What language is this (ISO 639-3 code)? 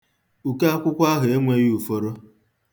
ibo